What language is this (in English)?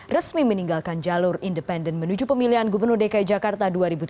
Indonesian